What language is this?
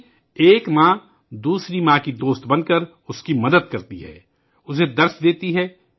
Urdu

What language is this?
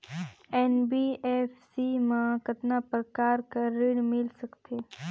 Chhattisgarhi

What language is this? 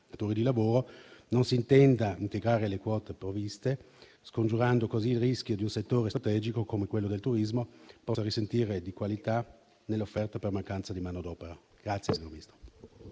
Italian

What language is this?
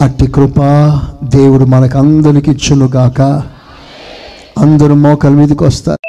Telugu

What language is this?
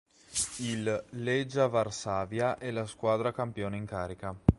Italian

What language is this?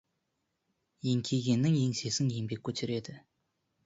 Kazakh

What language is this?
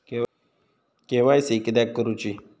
Marathi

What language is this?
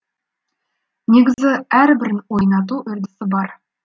Kazakh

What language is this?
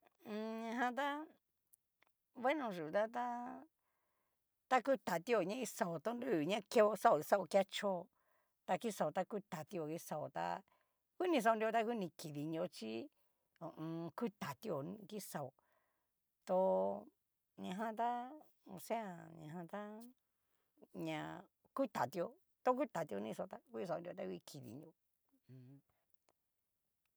Cacaloxtepec Mixtec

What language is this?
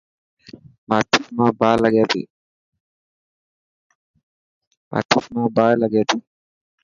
Dhatki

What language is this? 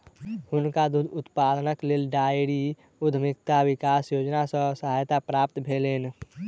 Maithili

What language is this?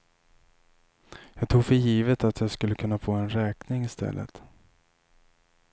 Swedish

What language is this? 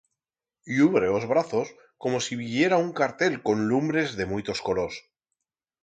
Aragonese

